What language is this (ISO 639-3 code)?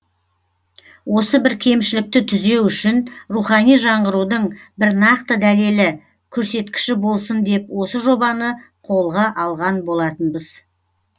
kaz